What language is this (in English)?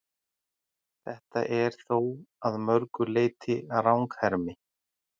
Icelandic